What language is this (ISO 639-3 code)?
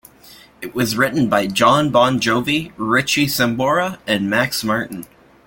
eng